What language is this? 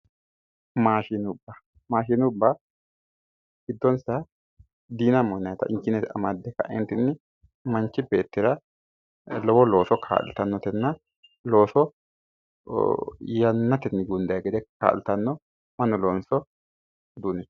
Sidamo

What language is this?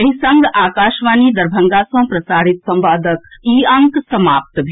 Maithili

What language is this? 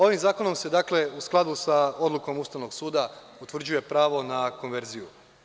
Serbian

